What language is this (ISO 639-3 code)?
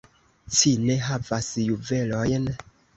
epo